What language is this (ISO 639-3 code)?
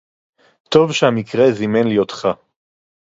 heb